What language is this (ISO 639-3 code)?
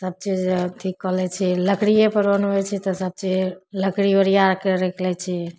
mai